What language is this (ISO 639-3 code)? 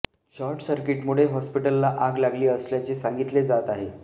mar